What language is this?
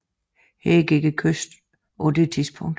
Danish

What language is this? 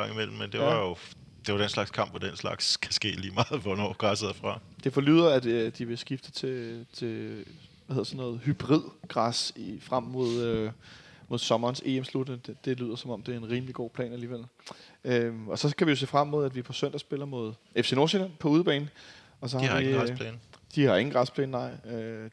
Danish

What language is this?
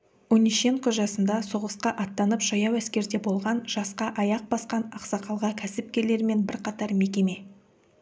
Kazakh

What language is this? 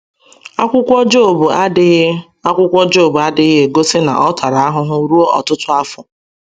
Igbo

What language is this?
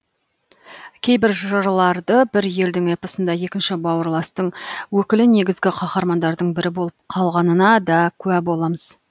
Kazakh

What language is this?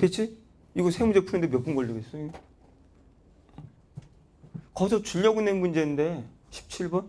Korean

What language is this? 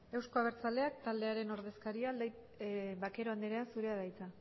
Basque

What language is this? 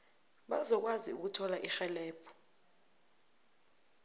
South Ndebele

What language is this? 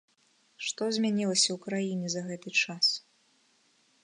Belarusian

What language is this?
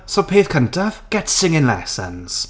Welsh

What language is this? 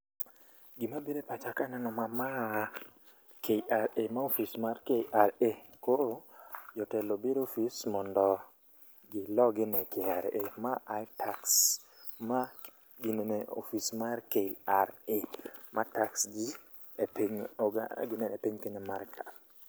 Luo (Kenya and Tanzania)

